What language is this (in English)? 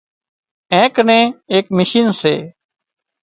Wadiyara Koli